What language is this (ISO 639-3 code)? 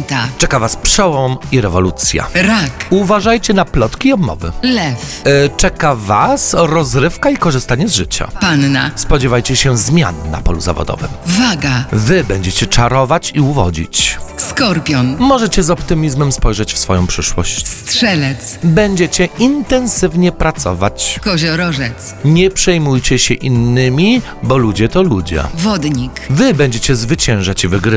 pol